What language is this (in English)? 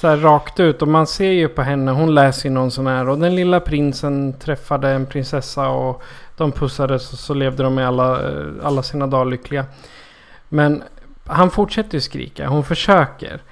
Swedish